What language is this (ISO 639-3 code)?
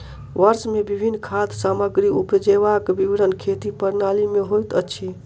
mai